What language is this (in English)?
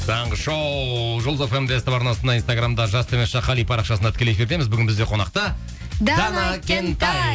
Kazakh